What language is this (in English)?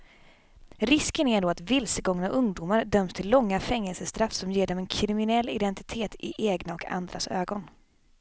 Swedish